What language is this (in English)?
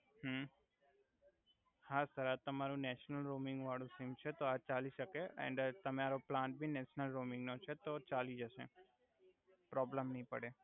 Gujarati